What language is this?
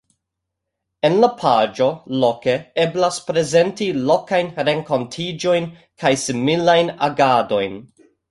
Esperanto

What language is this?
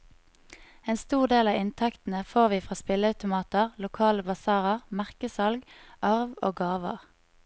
Norwegian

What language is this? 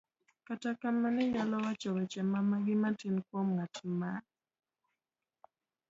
Luo (Kenya and Tanzania)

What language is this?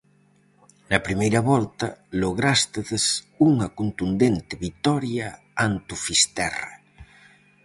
Galician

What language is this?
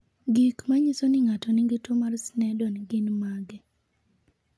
Luo (Kenya and Tanzania)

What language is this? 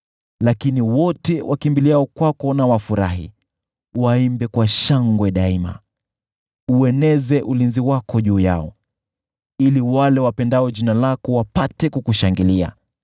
Swahili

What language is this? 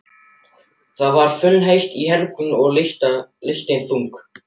Icelandic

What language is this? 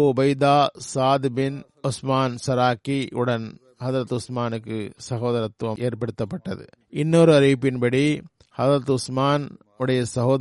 Tamil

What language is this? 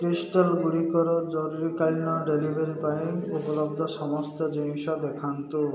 Odia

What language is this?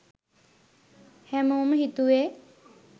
Sinhala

